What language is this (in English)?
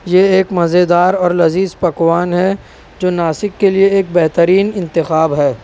Urdu